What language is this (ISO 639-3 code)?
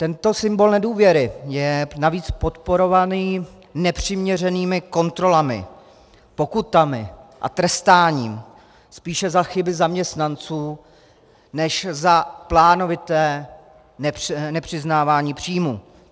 ces